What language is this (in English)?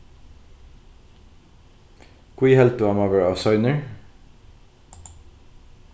Faroese